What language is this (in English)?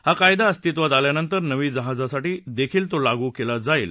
Marathi